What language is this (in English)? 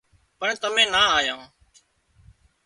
Wadiyara Koli